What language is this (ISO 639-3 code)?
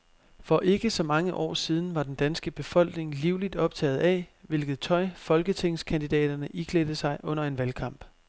dan